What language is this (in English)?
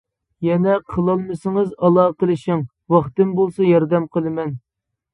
Uyghur